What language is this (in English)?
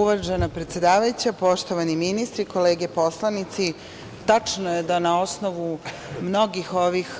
Serbian